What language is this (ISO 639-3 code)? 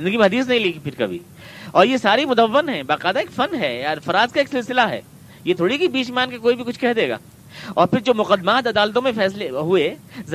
urd